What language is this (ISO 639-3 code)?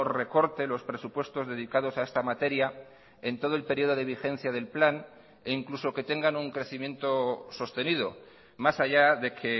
spa